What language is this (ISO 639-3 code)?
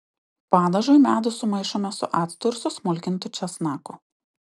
lit